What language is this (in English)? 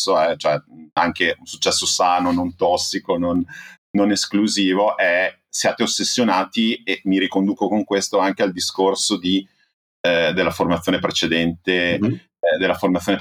Italian